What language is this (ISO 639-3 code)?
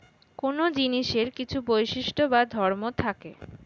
ben